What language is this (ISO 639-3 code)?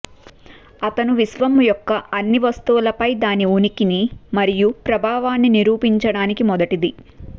tel